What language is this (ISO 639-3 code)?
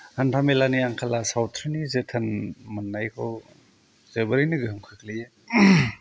brx